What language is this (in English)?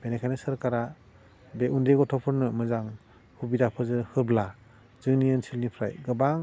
Bodo